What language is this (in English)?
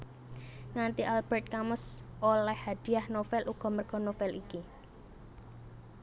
Javanese